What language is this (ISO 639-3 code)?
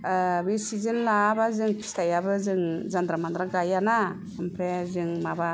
brx